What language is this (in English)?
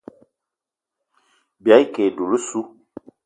Eton (Cameroon)